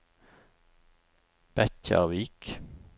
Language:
Norwegian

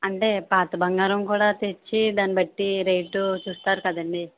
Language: Telugu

